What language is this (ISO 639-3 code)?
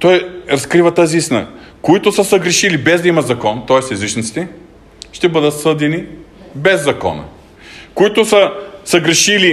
bul